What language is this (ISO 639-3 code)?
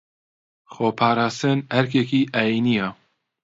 ckb